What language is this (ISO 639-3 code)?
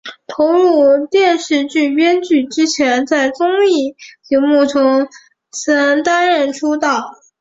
zho